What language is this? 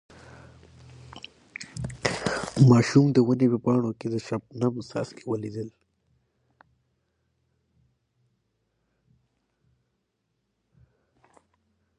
Pashto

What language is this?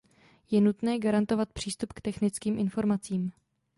Czech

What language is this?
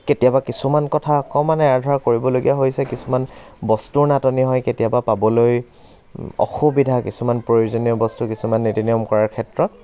Assamese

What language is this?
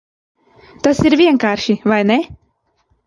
Latvian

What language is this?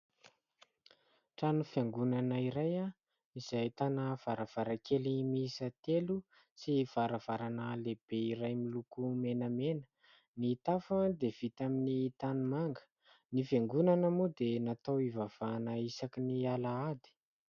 Malagasy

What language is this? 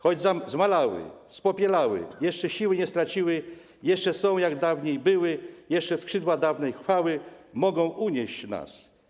Polish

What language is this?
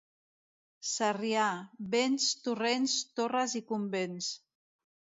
Catalan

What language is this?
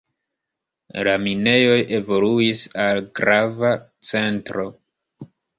Esperanto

